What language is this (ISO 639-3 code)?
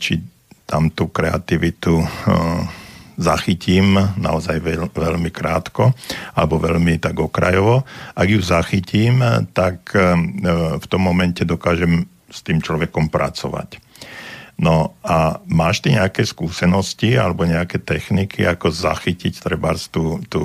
slk